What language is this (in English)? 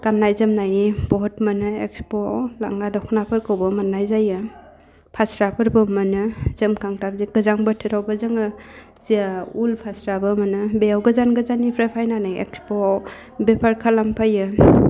Bodo